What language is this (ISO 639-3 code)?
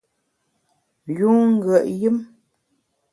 bax